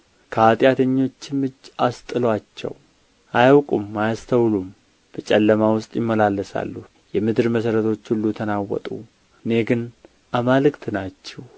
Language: Amharic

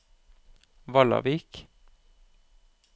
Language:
Norwegian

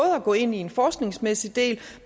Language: Danish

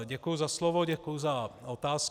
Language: Czech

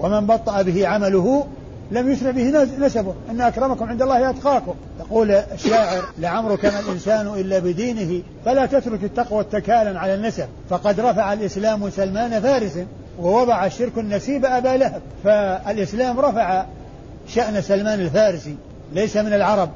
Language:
Arabic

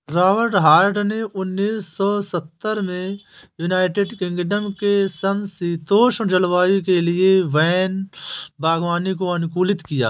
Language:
Hindi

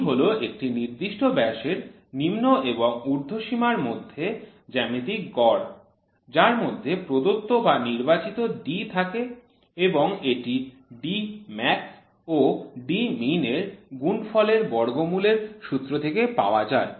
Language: Bangla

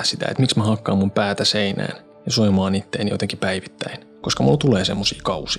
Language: Finnish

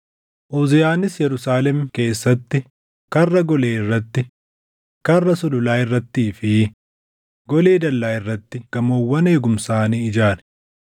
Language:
Oromo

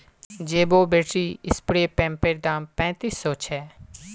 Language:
Magahi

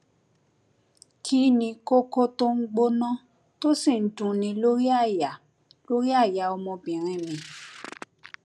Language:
Yoruba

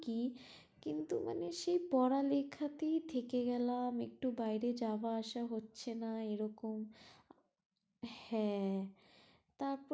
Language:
Bangla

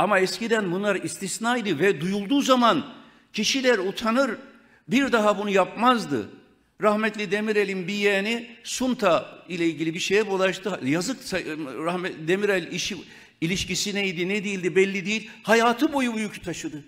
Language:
Turkish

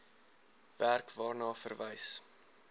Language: Afrikaans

